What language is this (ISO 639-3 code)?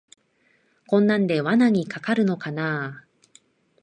jpn